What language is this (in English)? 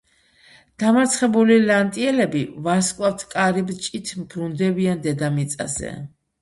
Georgian